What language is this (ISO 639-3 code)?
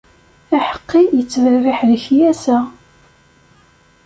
kab